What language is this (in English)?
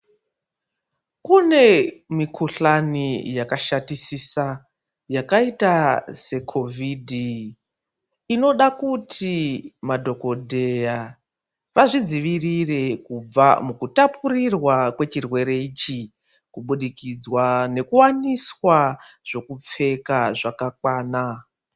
Ndau